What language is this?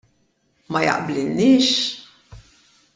Maltese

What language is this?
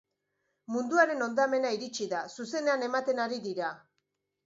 Basque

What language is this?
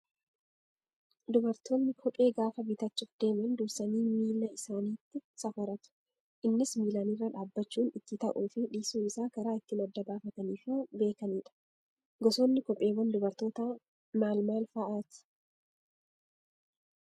Oromo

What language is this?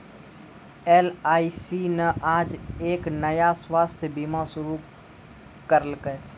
Maithili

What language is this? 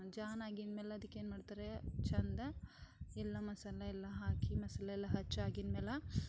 Kannada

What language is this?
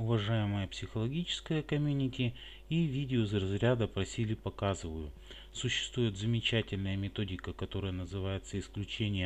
Russian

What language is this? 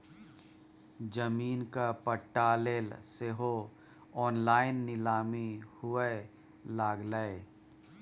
Maithili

